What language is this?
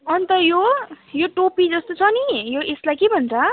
Nepali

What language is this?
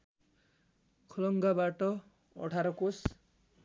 Nepali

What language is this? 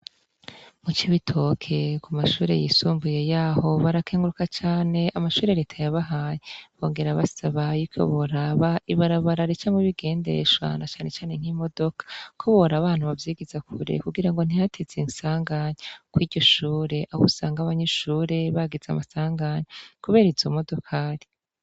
Rundi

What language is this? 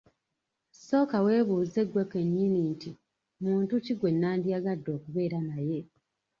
Ganda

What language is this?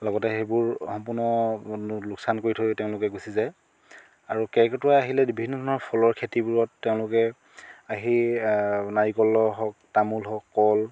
Assamese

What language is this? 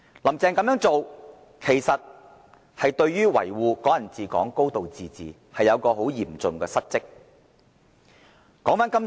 Cantonese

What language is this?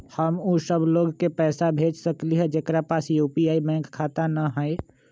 Magahi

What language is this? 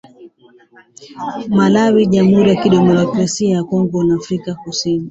Swahili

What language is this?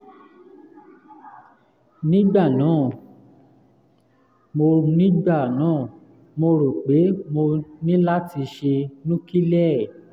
Yoruba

